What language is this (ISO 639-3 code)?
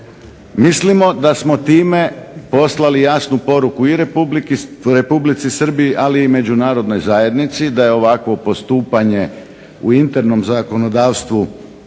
hrv